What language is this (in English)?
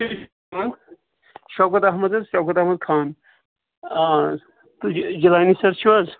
Kashmiri